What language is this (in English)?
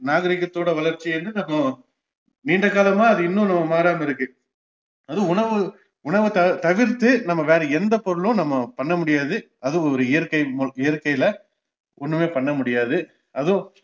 Tamil